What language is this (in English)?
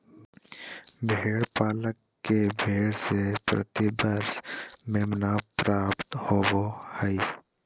Magahi